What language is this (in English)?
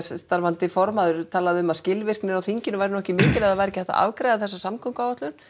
Icelandic